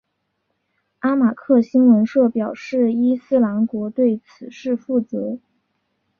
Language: Chinese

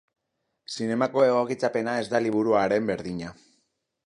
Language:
Basque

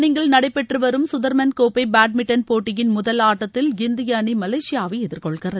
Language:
Tamil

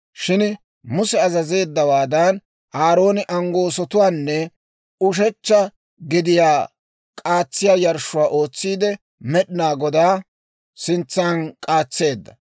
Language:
Dawro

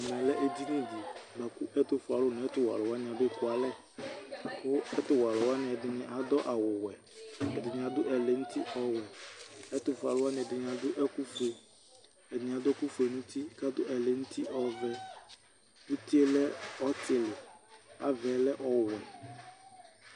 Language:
Ikposo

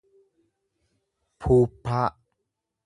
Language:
Oromo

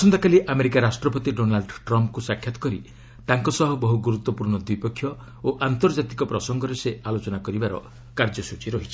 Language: Odia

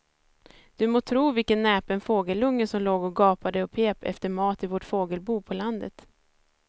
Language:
Swedish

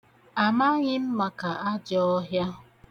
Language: Igbo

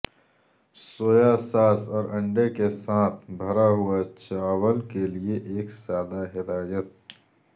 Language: Urdu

